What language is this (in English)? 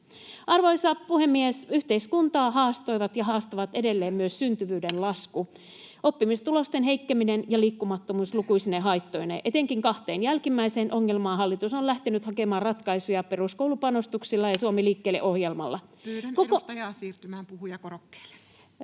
Finnish